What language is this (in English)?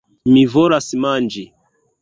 Esperanto